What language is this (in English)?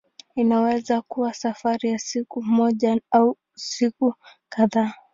Swahili